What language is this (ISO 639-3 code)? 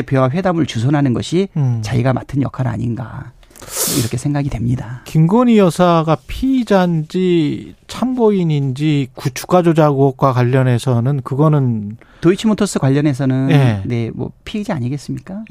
kor